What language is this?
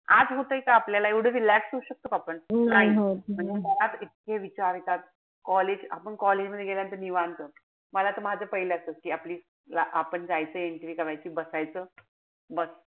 Marathi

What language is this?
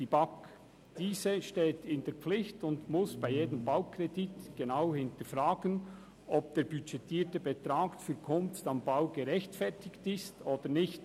Swiss German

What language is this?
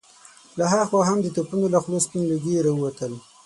Pashto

